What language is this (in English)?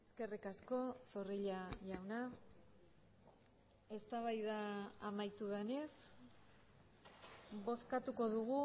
Basque